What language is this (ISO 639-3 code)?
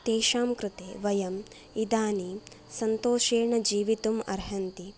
san